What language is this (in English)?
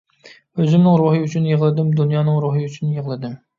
Uyghur